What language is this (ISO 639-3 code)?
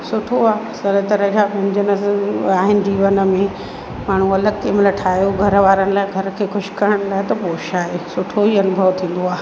snd